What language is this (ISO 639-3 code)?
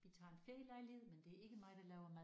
dan